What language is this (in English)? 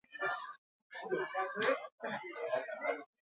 Basque